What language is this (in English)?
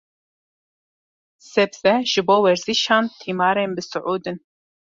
Kurdish